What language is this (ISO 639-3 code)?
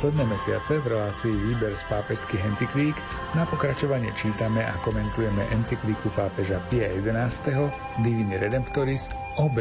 slk